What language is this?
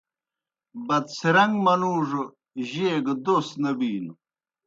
Kohistani Shina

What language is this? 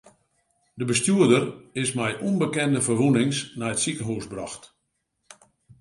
Western Frisian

